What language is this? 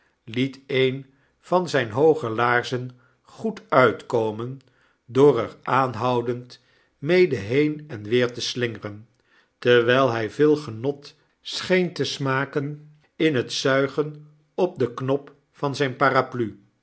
Dutch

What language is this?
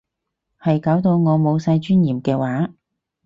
Cantonese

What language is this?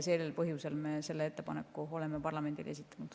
Estonian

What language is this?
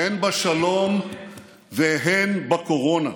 Hebrew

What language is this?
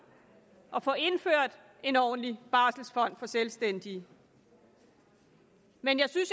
Danish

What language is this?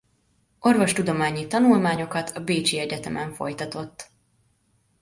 Hungarian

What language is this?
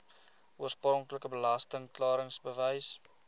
Afrikaans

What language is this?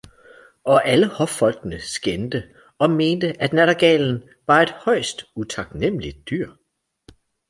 Danish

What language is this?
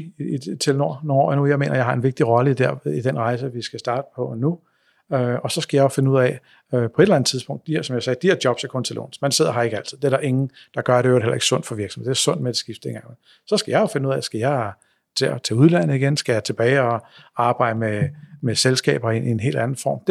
Danish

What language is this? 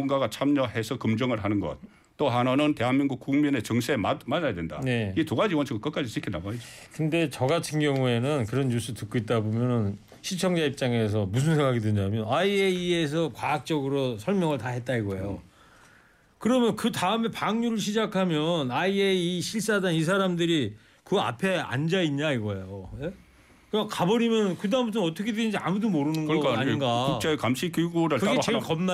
Korean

